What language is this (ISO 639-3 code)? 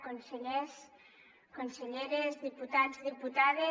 cat